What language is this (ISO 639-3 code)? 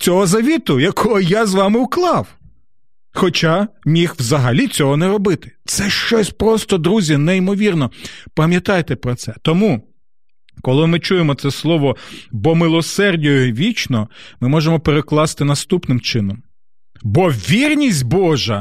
ukr